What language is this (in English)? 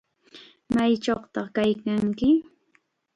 Chiquián Ancash Quechua